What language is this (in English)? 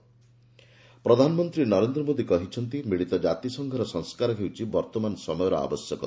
Odia